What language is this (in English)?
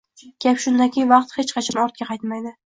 Uzbek